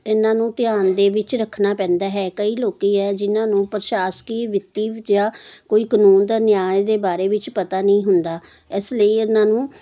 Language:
Punjabi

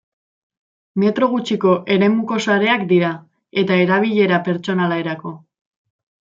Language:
Basque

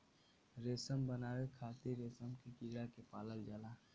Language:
Bhojpuri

